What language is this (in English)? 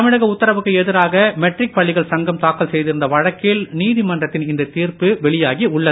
Tamil